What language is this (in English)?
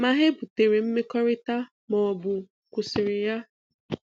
Igbo